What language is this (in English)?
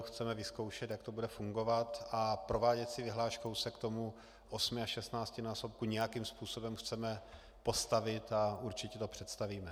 Czech